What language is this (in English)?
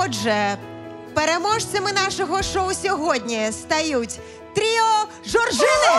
Ukrainian